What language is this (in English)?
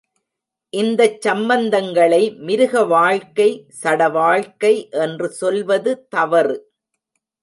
Tamil